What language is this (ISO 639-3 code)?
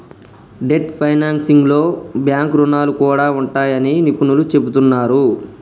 tel